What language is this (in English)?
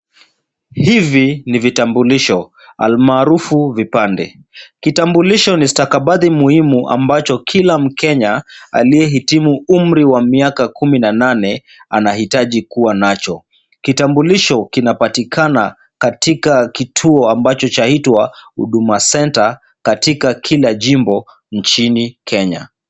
Swahili